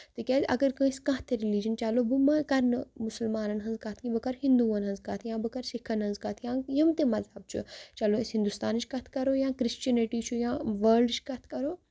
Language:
Kashmiri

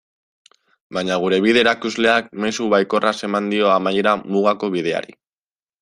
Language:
Basque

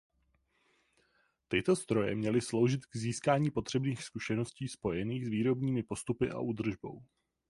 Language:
Czech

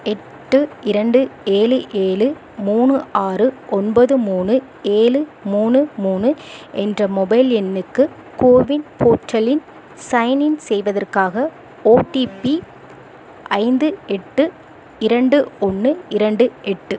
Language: Tamil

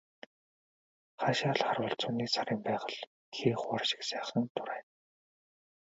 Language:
Mongolian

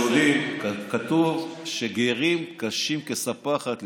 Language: Hebrew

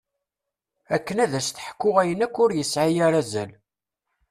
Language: Kabyle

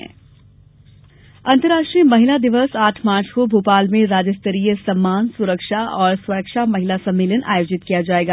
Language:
Hindi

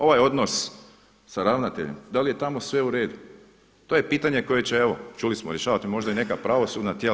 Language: Croatian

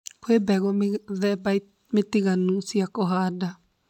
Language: Kikuyu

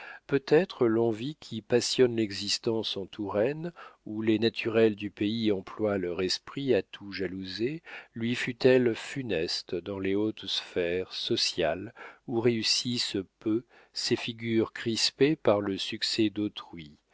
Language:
French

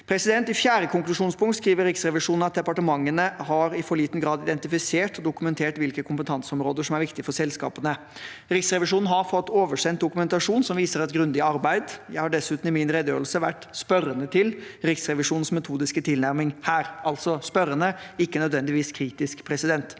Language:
Norwegian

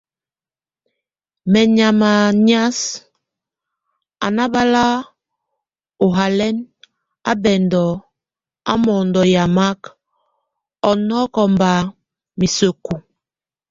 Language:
Tunen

